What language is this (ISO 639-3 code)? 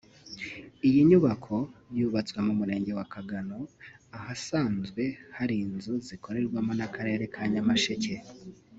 kin